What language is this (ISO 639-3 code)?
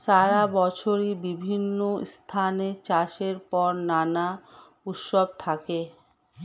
ben